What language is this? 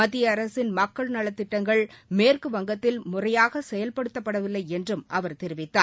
Tamil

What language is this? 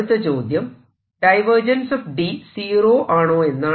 Malayalam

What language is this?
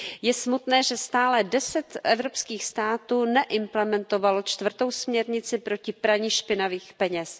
Czech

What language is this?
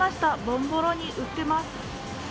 Japanese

